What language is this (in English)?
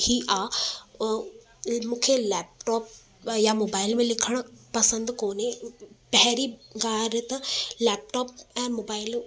Sindhi